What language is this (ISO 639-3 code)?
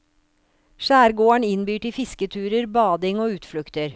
nor